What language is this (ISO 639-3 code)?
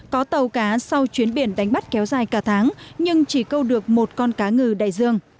vie